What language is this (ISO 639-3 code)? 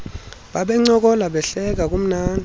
xho